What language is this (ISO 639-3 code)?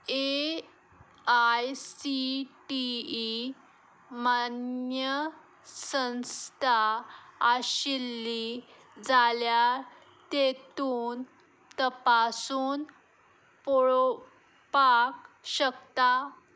kok